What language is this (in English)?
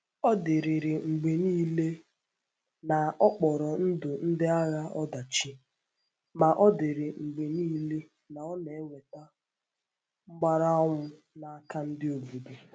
Igbo